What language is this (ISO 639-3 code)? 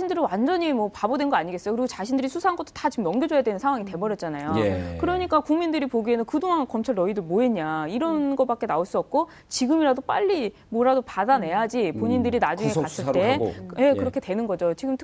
kor